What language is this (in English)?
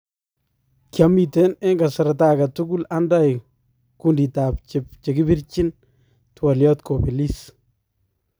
Kalenjin